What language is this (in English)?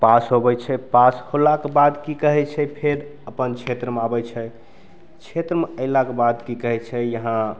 Maithili